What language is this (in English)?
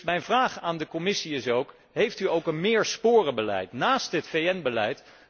Dutch